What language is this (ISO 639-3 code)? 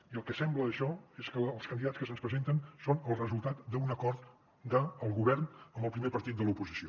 cat